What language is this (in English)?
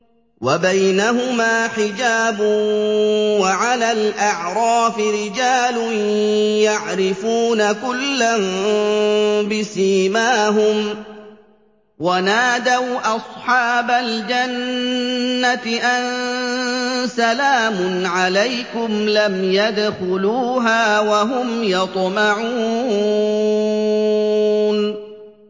Arabic